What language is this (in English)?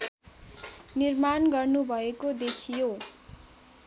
Nepali